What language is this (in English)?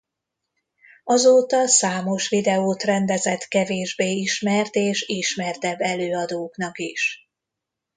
Hungarian